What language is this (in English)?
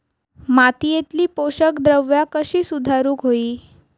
Marathi